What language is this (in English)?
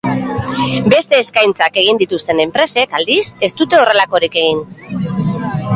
Basque